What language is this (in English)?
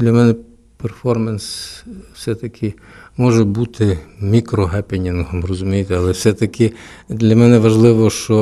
Ukrainian